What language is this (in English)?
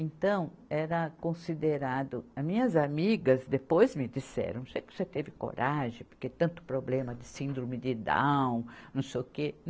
Portuguese